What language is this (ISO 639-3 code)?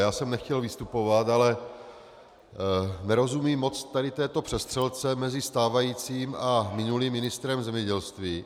ces